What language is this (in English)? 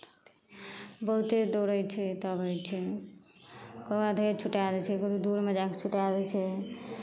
Maithili